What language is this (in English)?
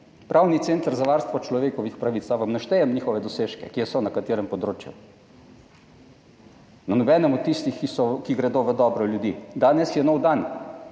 Slovenian